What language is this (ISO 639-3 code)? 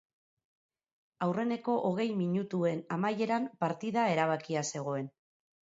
eus